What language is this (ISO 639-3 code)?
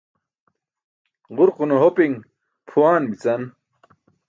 bsk